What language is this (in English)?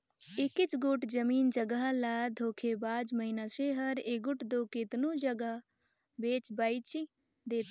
Chhattisgarhi